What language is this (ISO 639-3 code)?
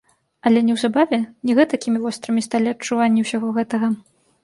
bel